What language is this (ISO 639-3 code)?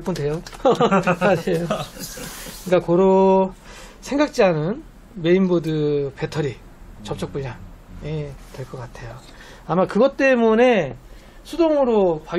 kor